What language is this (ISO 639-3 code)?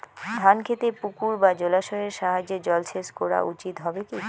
ben